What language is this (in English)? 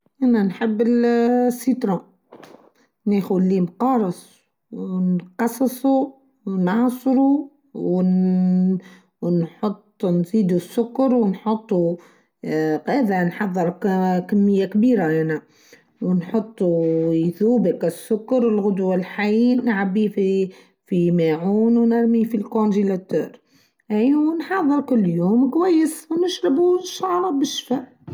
Tunisian Arabic